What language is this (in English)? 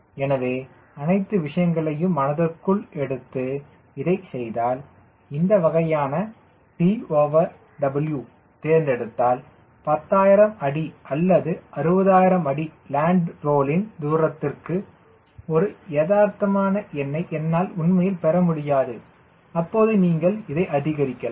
Tamil